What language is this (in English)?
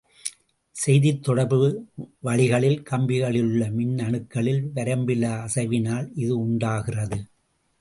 Tamil